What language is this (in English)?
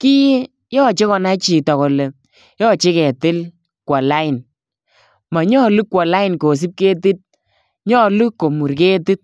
Kalenjin